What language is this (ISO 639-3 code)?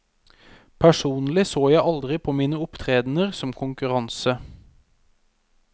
nor